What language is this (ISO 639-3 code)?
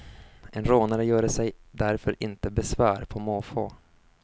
swe